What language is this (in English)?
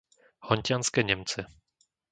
Slovak